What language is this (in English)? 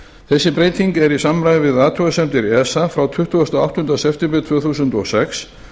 Icelandic